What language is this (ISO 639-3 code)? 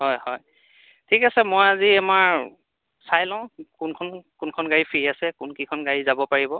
asm